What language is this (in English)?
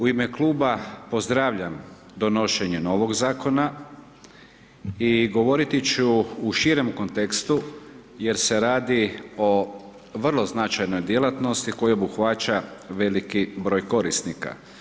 Croatian